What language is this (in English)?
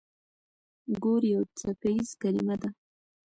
Pashto